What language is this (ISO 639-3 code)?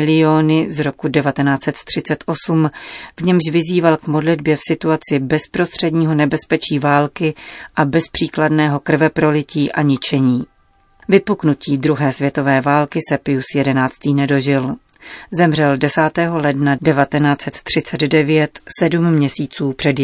ces